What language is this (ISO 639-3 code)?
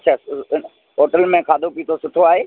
snd